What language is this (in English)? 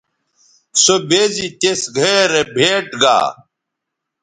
Bateri